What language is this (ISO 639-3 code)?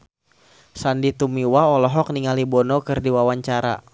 sun